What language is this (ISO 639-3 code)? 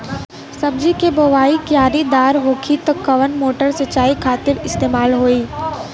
bho